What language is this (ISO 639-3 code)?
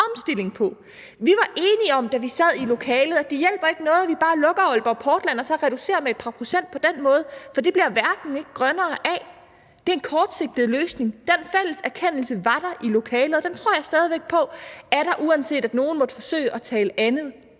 dan